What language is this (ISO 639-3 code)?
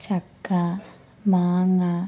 mal